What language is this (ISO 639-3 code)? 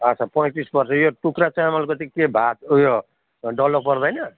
nep